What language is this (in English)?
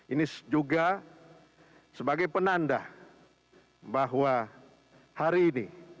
Indonesian